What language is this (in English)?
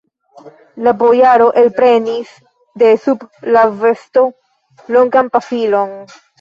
Esperanto